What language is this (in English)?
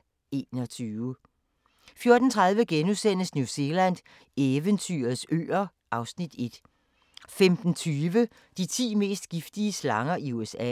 Danish